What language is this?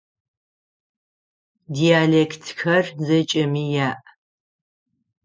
Adyghe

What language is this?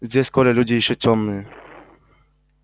Russian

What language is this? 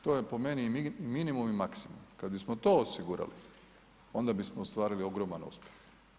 Croatian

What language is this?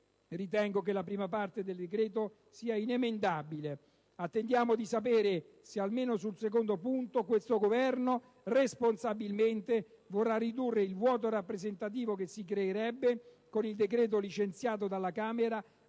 Italian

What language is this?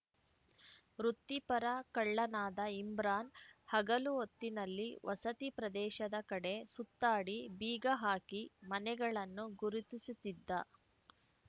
Kannada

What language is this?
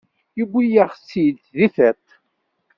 Kabyle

